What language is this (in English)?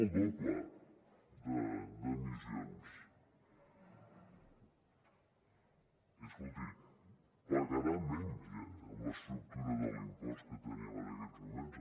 Catalan